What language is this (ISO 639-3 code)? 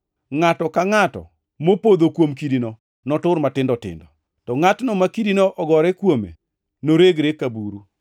luo